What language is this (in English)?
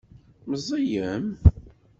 Kabyle